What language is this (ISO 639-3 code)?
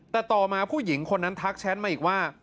tha